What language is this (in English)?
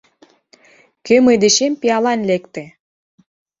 Mari